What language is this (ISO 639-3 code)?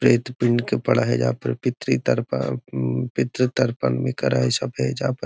mag